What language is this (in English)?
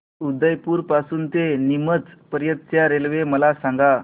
Marathi